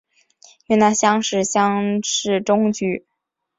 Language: Chinese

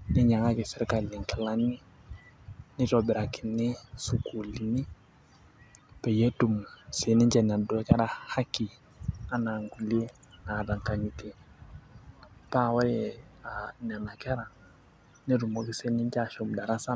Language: Masai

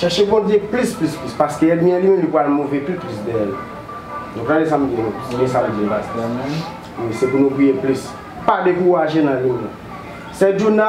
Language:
French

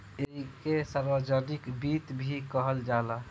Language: Bhojpuri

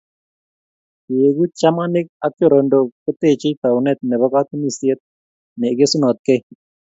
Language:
Kalenjin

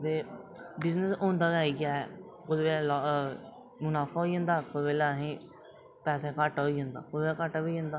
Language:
Dogri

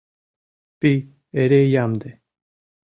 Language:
Mari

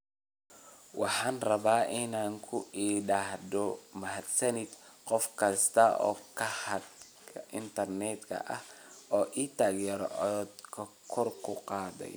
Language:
Somali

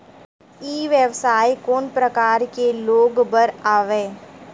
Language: Chhattisgarhi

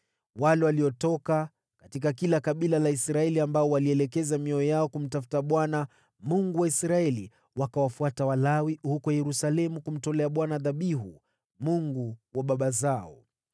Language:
Swahili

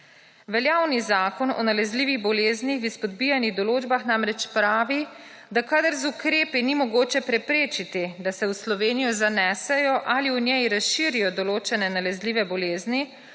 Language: Slovenian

